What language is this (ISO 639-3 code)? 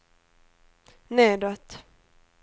swe